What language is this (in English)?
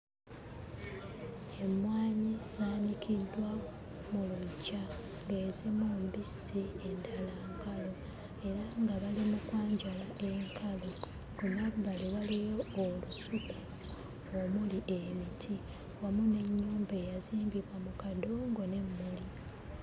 Ganda